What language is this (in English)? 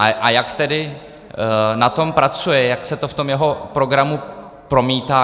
Czech